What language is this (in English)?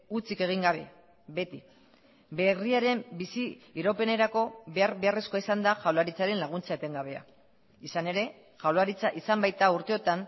Basque